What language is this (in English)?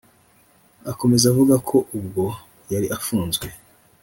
Kinyarwanda